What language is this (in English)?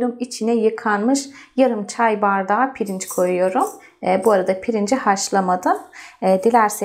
Turkish